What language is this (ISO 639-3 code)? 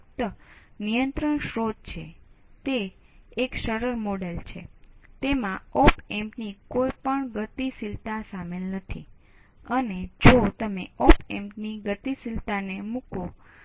guj